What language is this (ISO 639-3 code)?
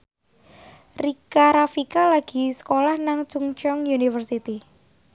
jav